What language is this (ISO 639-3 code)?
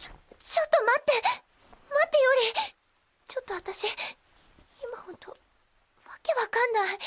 jpn